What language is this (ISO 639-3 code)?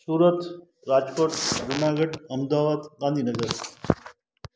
snd